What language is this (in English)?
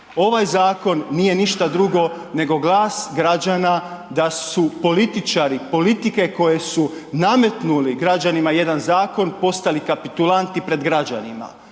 Croatian